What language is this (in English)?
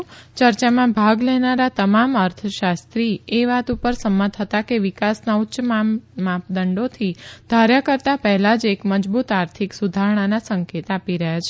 Gujarati